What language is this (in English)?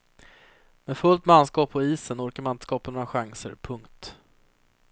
Swedish